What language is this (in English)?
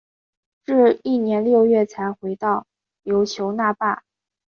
Chinese